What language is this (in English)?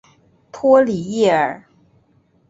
Chinese